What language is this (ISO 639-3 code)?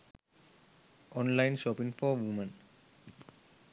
sin